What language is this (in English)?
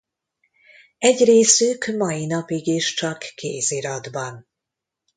Hungarian